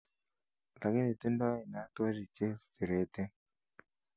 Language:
Kalenjin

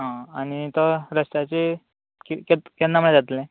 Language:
Konkani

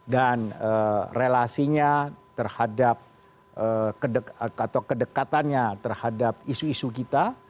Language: Indonesian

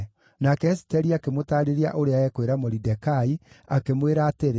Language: Kikuyu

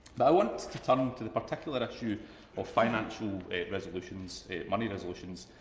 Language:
English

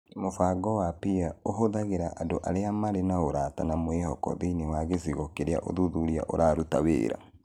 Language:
Kikuyu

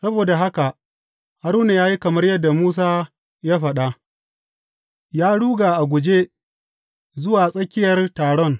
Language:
Hausa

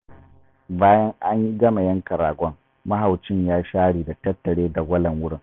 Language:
Hausa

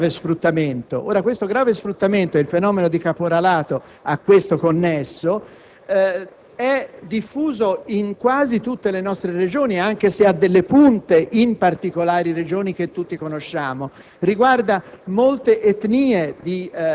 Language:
Italian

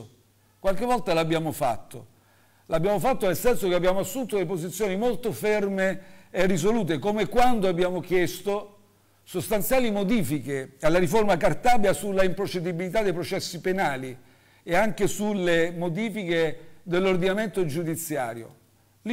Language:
Italian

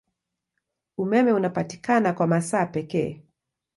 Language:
Swahili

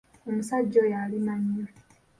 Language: Ganda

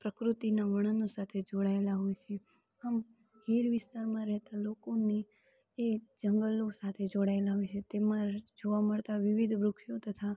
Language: Gujarati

